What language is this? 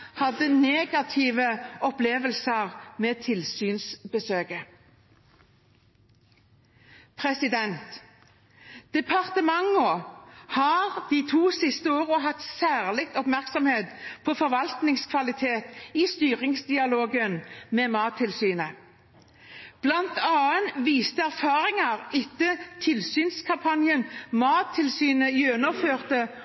Norwegian Bokmål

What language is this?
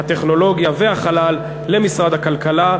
Hebrew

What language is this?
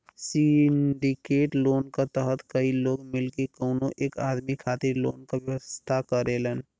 Bhojpuri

